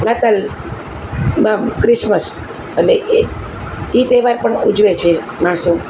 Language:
Gujarati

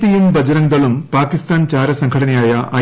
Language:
Malayalam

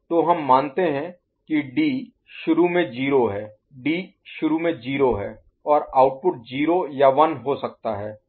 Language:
Hindi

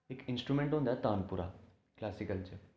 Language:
Dogri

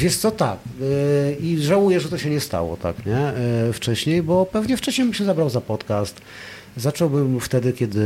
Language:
Polish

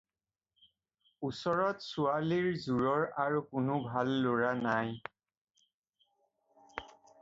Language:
Assamese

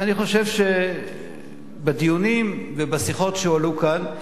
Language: Hebrew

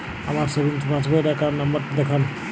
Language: Bangla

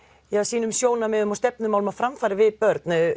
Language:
Icelandic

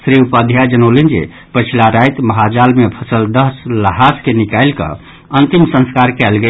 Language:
Maithili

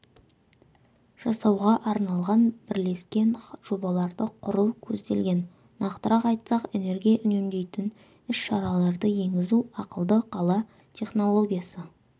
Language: Kazakh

